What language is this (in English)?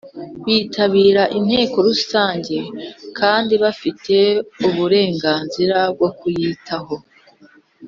Kinyarwanda